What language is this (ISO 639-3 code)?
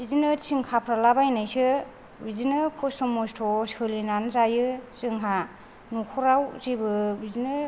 brx